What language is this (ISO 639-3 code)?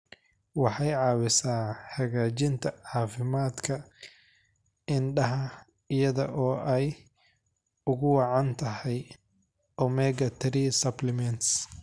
som